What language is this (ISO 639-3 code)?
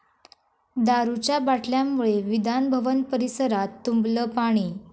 mar